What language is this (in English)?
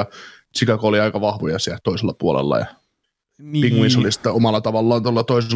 Finnish